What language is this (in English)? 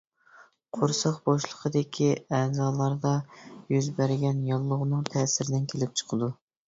Uyghur